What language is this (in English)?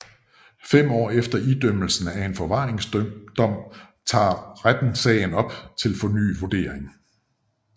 Danish